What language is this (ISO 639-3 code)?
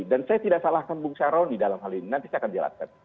ind